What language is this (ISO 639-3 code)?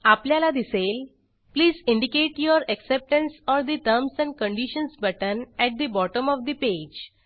mar